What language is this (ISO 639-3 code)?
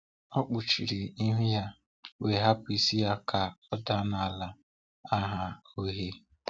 ibo